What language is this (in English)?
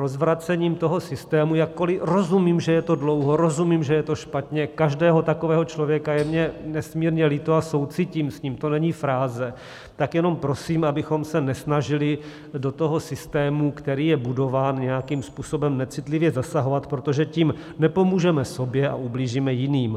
Czech